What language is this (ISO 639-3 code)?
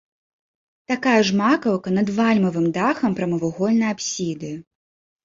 bel